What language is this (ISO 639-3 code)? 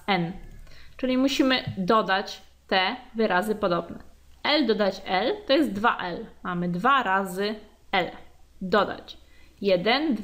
pol